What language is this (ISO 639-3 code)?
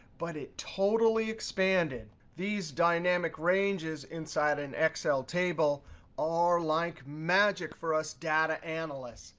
eng